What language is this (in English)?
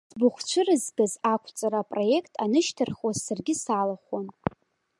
Abkhazian